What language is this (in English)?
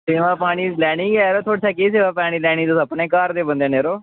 Dogri